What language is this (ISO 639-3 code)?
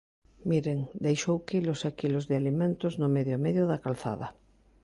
glg